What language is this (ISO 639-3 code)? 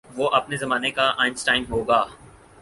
urd